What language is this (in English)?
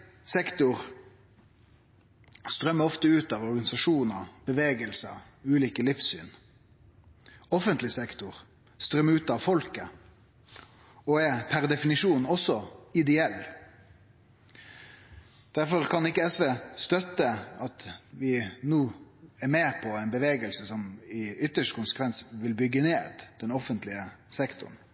Norwegian Nynorsk